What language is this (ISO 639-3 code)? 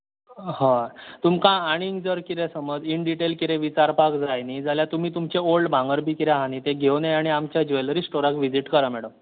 kok